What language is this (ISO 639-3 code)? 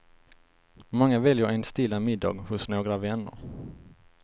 swe